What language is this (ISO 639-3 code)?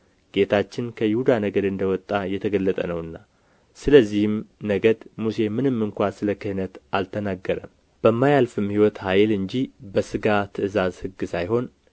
amh